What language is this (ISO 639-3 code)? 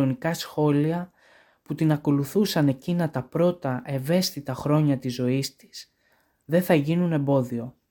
ell